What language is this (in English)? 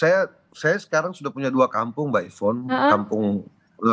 Indonesian